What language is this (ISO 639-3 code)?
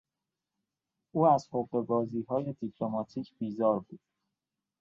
fas